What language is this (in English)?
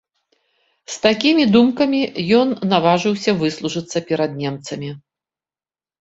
Belarusian